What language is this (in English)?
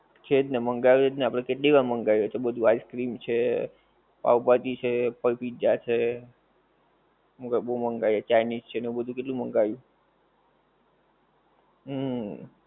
Gujarati